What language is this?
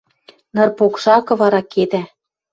Western Mari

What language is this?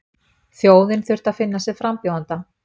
Icelandic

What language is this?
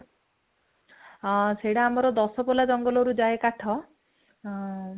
Odia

